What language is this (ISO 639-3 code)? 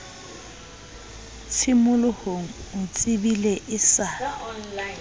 sot